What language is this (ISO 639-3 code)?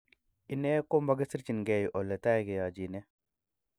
kln